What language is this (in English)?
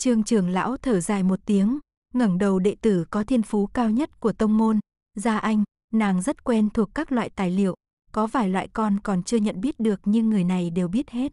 Vietnamese